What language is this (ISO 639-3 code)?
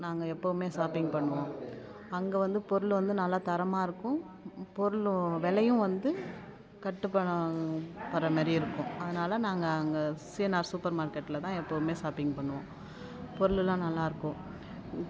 tam